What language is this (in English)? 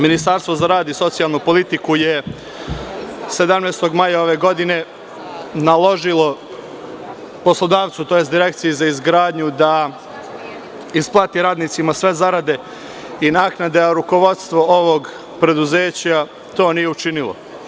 Serbian